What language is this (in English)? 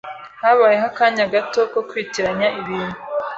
Kinyarwanda